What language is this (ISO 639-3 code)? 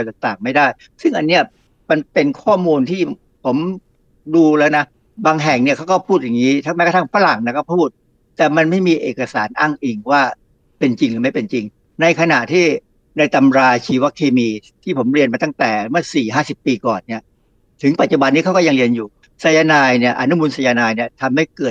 tha